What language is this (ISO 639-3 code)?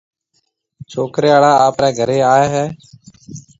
mve